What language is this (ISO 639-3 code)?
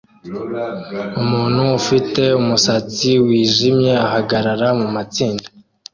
kin